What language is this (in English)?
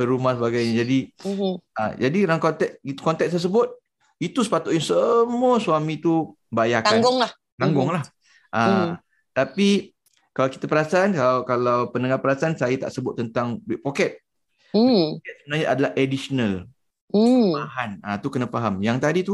Malay